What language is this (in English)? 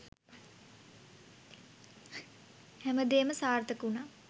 Sinhala